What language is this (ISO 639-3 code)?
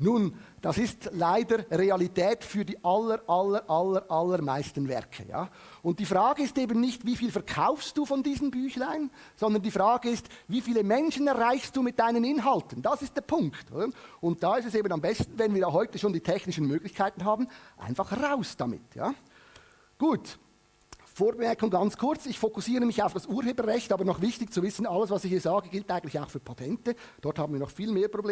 deu